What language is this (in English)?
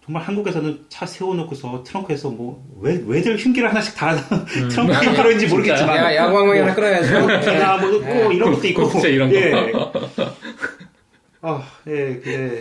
Korean